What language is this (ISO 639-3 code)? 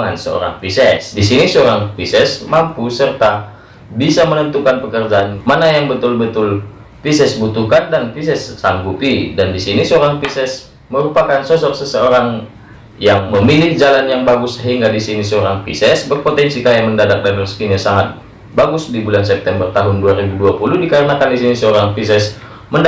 ind